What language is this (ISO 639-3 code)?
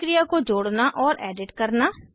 hin